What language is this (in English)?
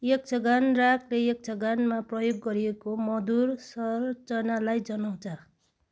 Nepali